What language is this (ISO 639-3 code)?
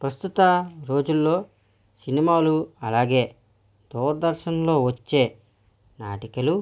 tel